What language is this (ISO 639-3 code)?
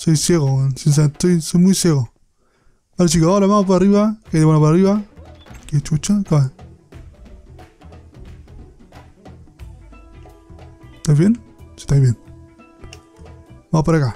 spa